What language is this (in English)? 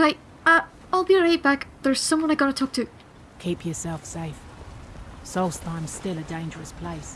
English